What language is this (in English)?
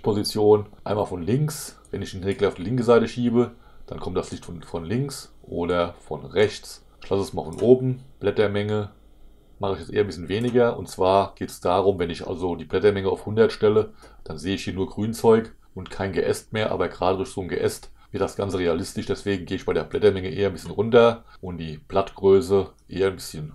German